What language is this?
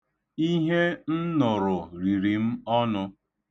Igbo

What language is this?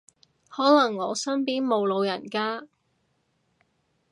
Cantonese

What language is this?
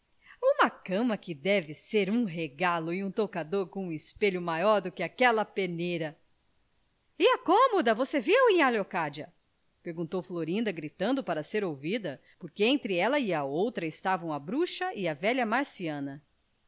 Portuguese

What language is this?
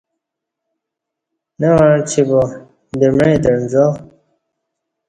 Kati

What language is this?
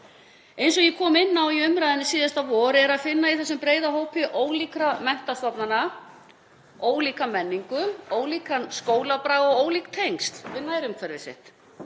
Icelandic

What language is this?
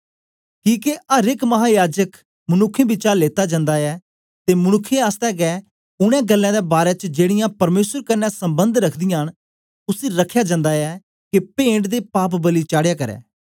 Dogri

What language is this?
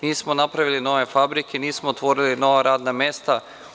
Serbian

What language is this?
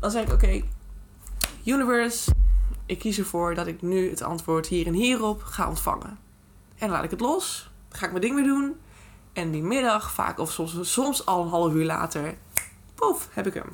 Dutch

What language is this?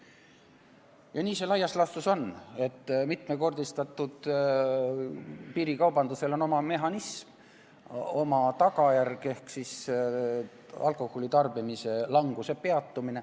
Estonian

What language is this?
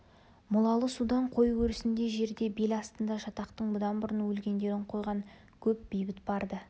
Kazakh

